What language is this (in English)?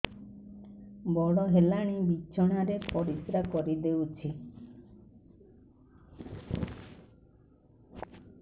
Odia